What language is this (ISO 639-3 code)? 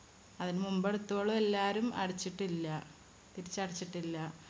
mal